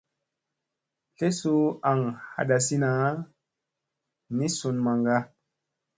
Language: Musey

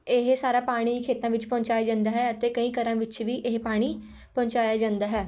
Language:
Punjabi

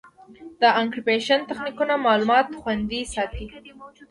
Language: Pashto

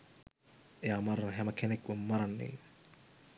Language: Sinhala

